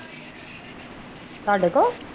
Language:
Punjabi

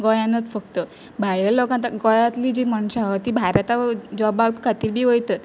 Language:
Konkani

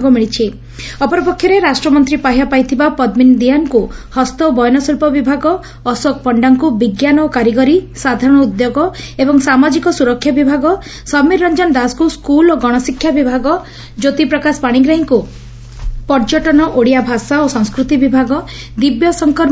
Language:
Odia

